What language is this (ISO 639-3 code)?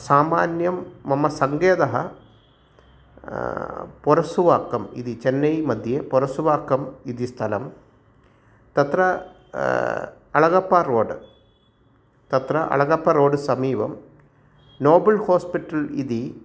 san